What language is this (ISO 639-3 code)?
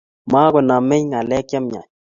kln